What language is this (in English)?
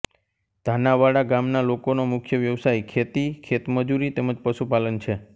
Gujarati